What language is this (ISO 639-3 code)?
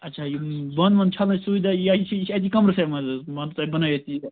kas